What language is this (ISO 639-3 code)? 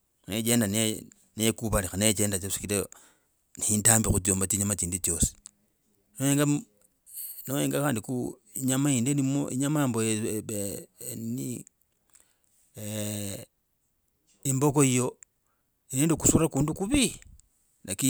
rag